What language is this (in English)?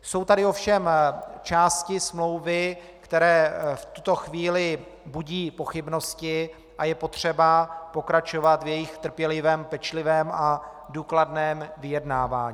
Czech